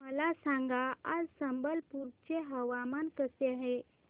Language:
Marathi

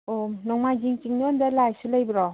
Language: Manipuri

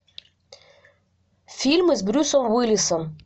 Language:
Russian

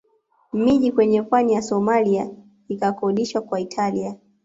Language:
Swahili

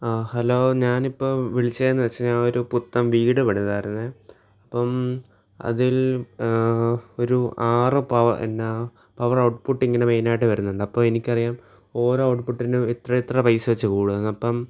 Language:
Malayalam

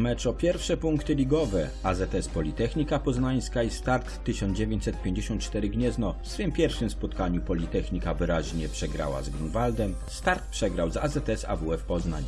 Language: Polish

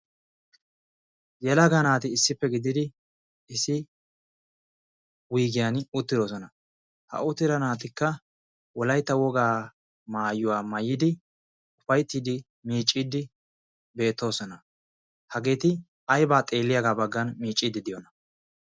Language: Wolaytta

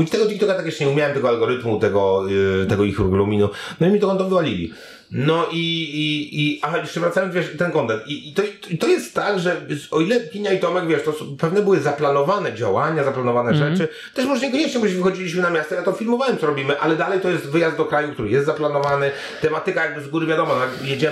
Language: Polish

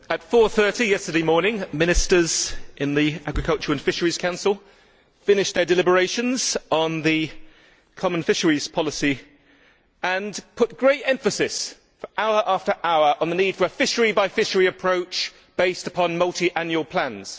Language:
English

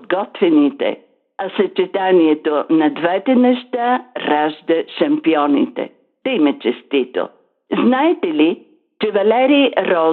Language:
Bulgarian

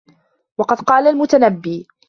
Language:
Arabic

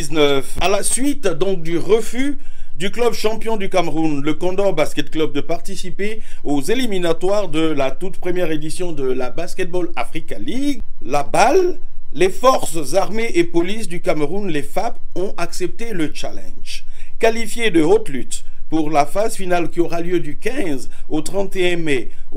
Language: French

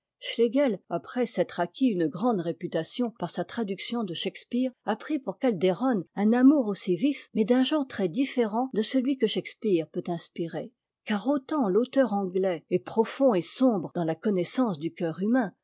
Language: French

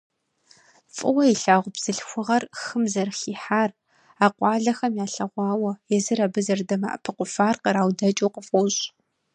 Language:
Kabardian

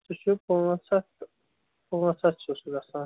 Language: Kashmiri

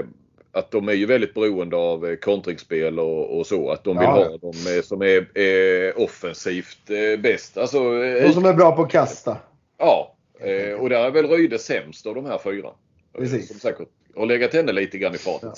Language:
Swedish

